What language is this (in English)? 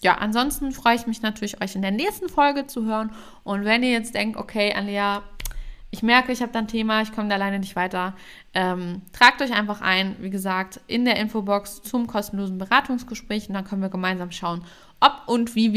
German